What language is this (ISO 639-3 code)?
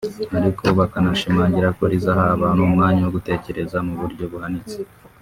kin